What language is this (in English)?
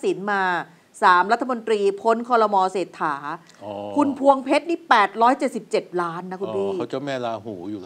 Thai